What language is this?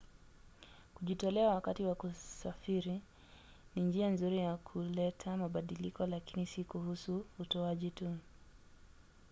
Swahili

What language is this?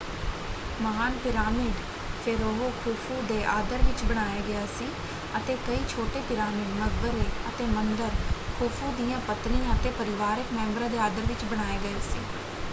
Punjabi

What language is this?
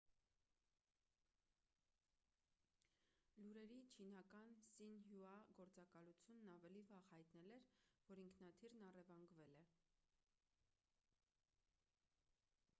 Armenian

